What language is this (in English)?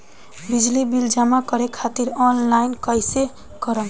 Bhojpuri